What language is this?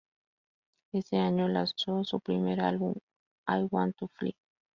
Spanish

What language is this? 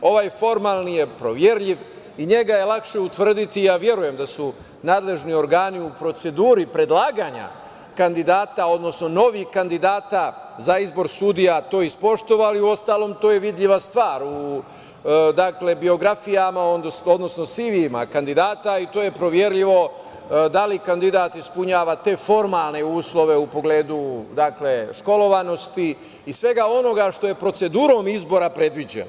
Serbian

